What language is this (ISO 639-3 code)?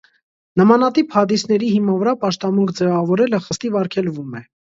hye